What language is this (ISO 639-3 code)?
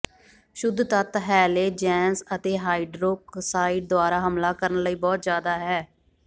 pan